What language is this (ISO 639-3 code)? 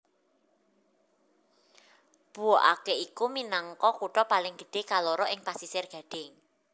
jav